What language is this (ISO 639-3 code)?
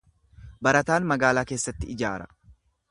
orm